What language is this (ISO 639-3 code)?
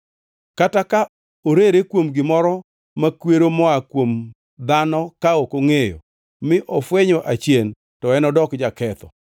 luo